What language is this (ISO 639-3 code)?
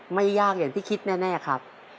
tha